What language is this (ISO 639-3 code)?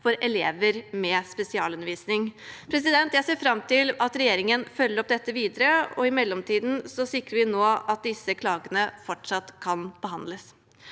nor